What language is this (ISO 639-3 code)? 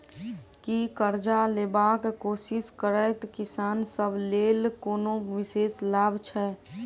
mai